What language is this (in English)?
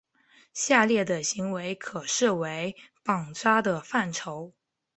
Chinese